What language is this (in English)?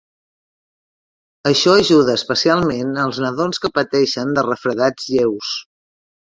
Catalan